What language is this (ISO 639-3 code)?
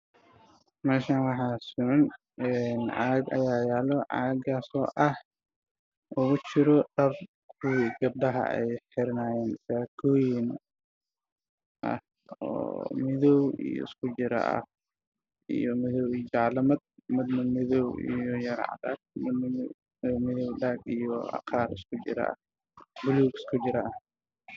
som